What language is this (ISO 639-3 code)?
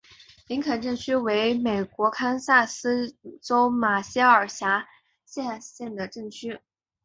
zho